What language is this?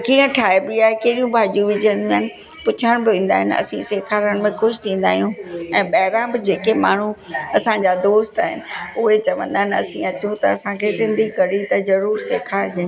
Sindhi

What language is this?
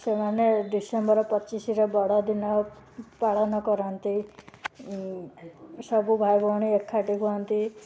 Odia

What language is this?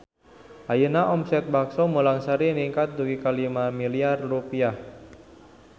Sundanese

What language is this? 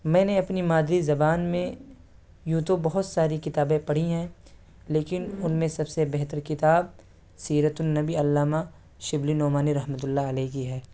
Urdu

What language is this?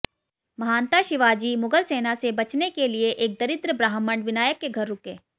Hindi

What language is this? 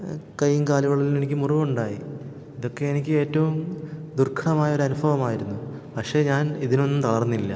Malayalam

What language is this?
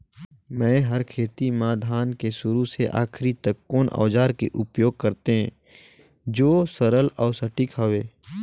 Chhattisgarhi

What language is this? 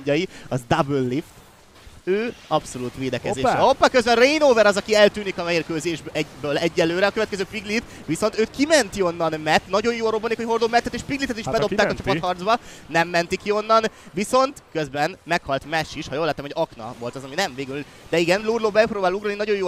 Hungarian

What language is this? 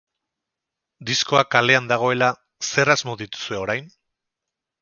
Basque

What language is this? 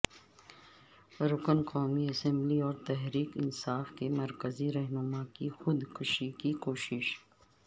Urdu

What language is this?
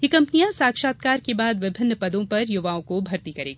Hindi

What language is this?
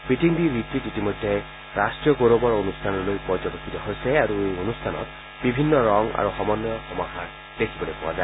Assamese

